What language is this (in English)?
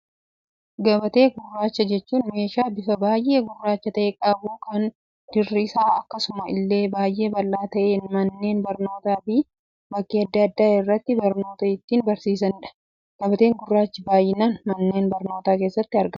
Oromo